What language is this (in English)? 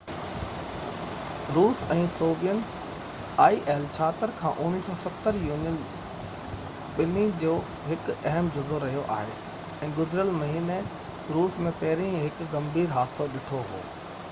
Sindhi